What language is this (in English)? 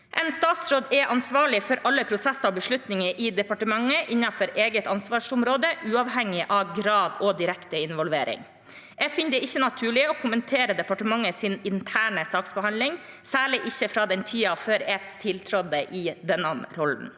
Norwegian